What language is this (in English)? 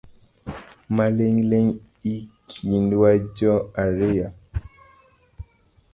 Luo (Kenya and Tanzania)